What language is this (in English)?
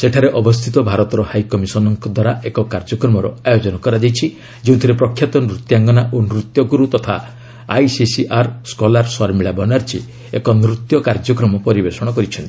Odia